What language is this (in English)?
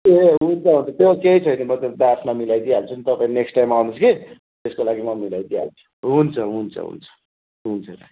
Nepali